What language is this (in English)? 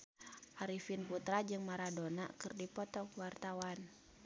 Sundanese